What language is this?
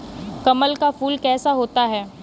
Hindi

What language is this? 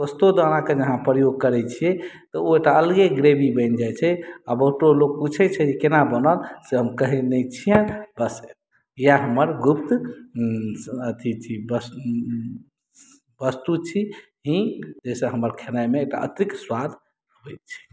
Maithili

